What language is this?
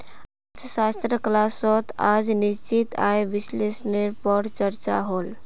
Magahi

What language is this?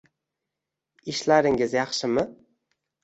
Uzbek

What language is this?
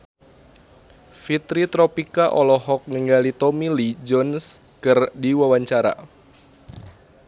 Sundanese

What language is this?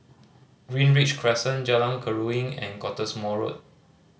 English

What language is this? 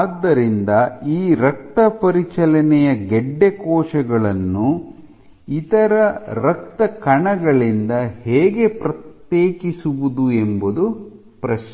Kannada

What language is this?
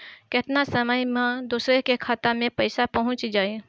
Bhojpuri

